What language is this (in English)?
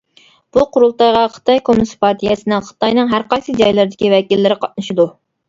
Uyghur